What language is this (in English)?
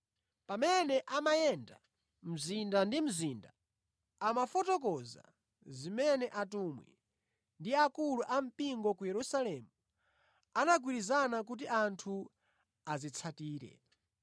Nyanja